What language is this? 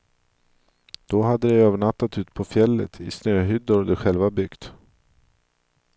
Swedish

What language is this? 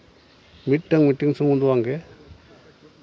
Santali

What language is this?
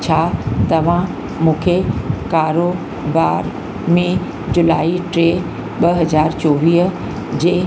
Sindhi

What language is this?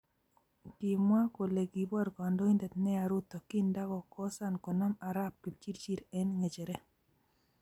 Kalenjin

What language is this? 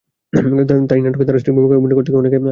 Bangla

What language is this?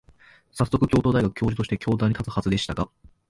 Japanese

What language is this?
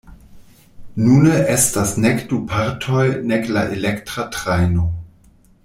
Esperanto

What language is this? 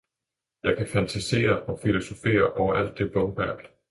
Danish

